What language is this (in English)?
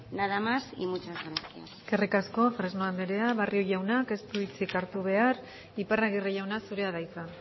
Basque